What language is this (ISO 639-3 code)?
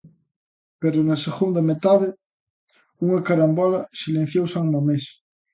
glg